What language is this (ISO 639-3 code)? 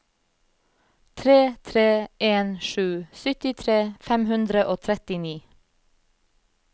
nor